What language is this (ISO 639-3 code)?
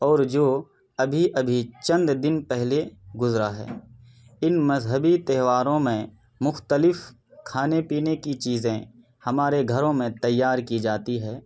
urd